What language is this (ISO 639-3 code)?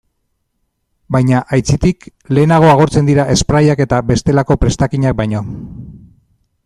eus